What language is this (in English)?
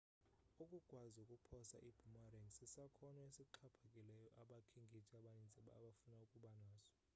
Xhosa